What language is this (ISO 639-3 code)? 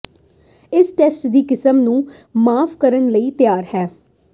pan